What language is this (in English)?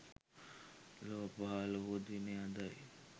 Sinhala